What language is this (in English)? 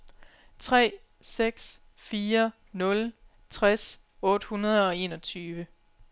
Danish